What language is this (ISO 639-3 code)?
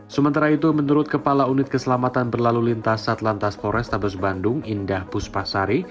ind